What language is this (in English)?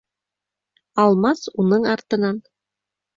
Bashkir